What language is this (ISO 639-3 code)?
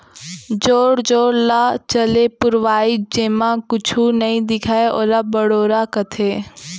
hne